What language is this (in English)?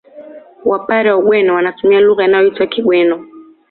Swahili